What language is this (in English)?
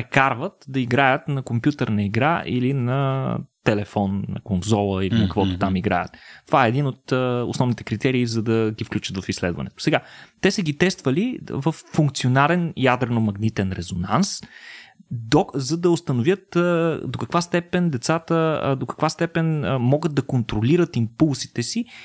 Bulgarian